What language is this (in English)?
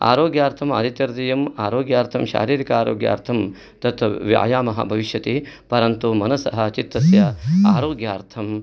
Sanskrit